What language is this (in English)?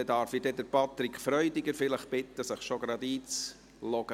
Swiss German